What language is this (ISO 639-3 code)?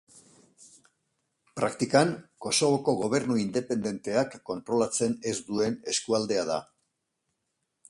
eus